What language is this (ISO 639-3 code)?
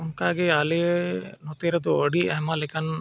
sat